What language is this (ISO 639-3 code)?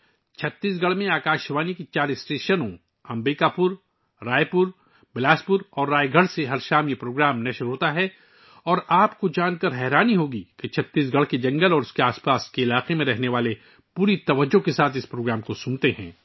urd